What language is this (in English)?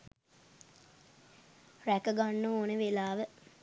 Sinhala